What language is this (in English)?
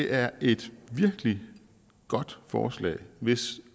Danish